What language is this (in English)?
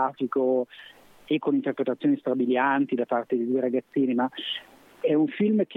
Italian